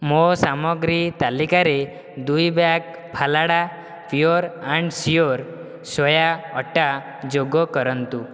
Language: Odia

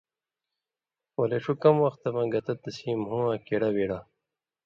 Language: Indus Kohistani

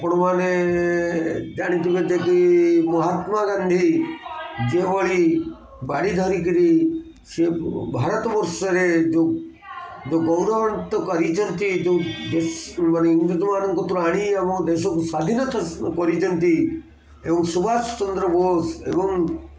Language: Odia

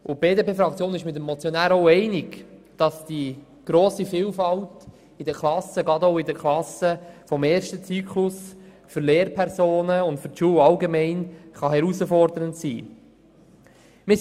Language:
Swiss German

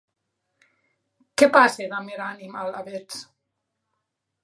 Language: Occitan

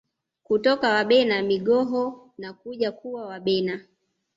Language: Swahili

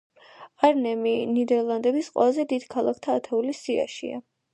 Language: Georgian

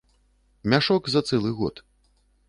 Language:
Belarusian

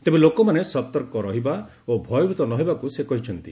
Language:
Odia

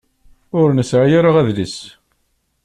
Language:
Kabyle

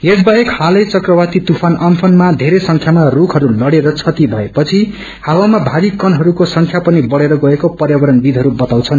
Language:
Nepali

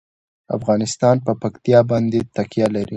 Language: Pashto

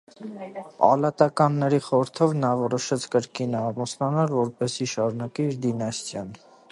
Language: Armenian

